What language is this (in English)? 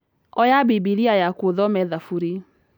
Kikuyu